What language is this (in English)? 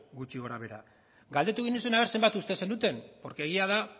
Basque